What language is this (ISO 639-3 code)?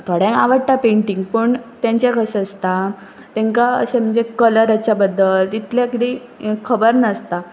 kok